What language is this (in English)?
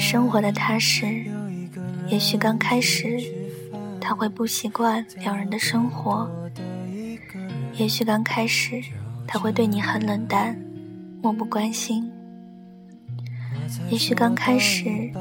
Chinese